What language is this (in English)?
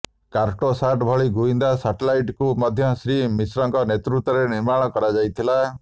Odia